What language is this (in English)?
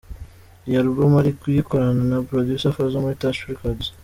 Kinyarwanda